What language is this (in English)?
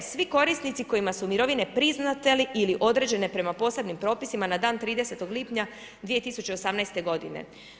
Croatian